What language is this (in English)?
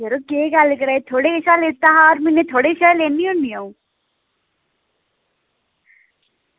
Dogri